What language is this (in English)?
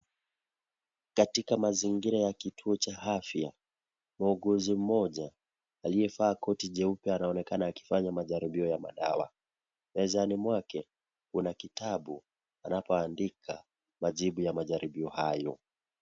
Swahili